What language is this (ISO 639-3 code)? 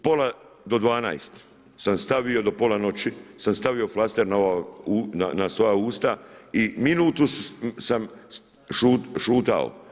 hrv